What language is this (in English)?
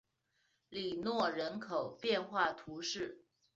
Chinese